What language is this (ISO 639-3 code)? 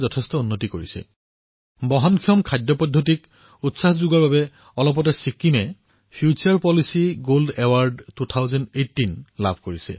asm